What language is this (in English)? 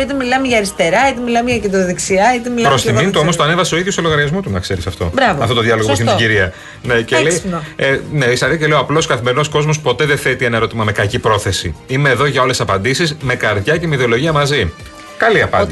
Greek